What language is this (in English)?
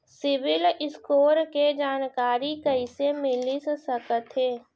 Chhattisgarhi